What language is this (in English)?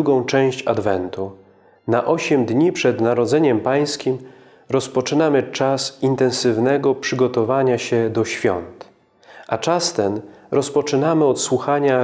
Polish